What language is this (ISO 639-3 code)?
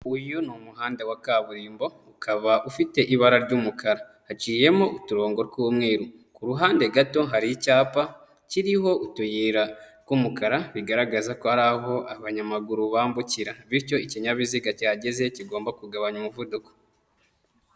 kin